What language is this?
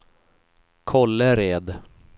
Swedish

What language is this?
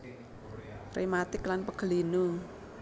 Javanese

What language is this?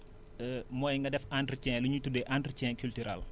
Wolof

